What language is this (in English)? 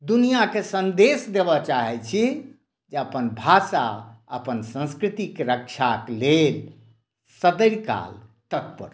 Maithili